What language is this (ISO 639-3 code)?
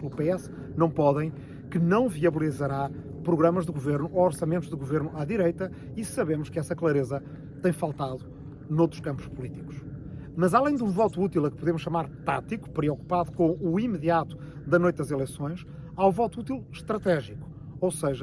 por